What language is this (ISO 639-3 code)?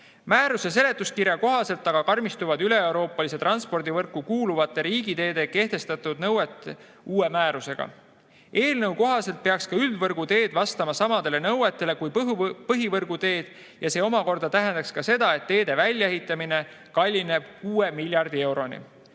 est